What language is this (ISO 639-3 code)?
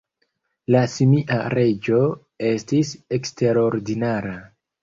epo